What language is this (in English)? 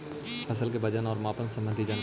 Magahi